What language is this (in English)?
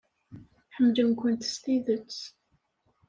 Kabyle